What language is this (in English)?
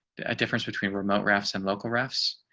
English